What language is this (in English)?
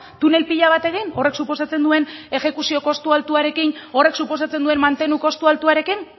Basque